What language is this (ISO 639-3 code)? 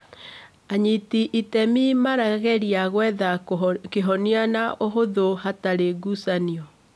kik